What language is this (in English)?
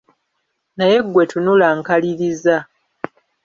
Ganda